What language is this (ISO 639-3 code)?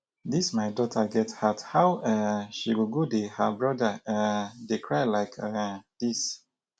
pcm